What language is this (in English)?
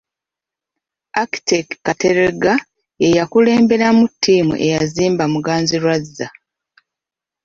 Ganda